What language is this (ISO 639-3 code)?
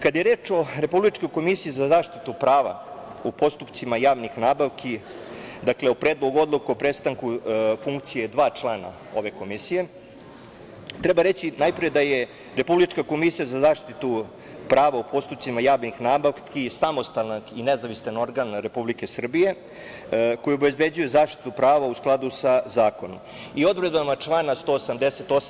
srp